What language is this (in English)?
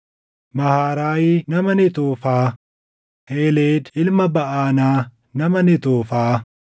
Oromo